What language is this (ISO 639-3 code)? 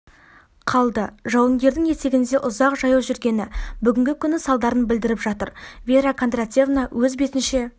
kaz